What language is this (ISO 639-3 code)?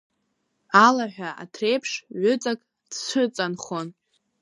abk